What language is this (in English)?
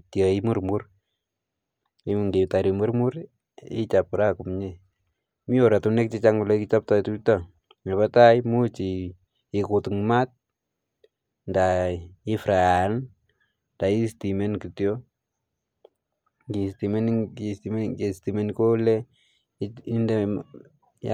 Kalenjin